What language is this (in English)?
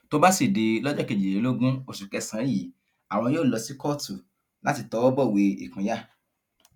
Yoruba